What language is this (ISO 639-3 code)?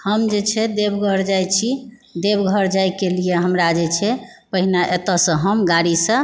mai